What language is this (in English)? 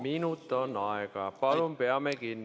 Estonian